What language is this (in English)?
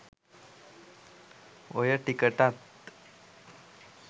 Sinhala